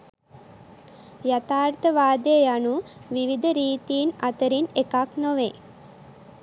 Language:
Sinhala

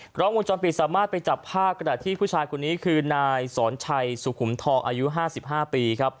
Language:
Thai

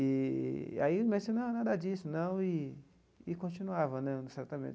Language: Portuguese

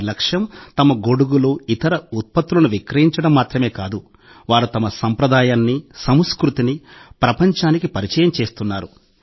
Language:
Telugu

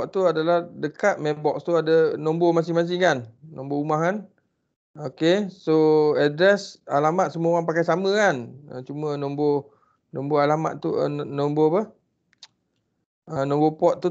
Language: Malay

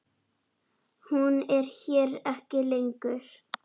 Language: Icelandic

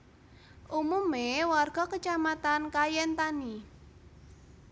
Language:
Javanese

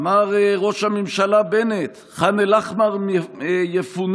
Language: Hebrew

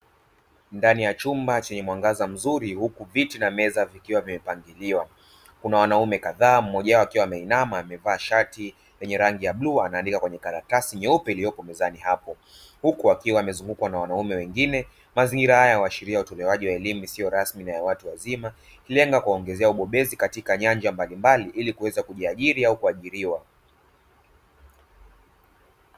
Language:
Swahili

